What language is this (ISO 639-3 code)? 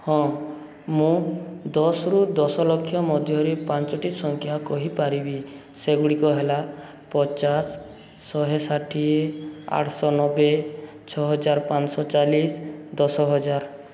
ori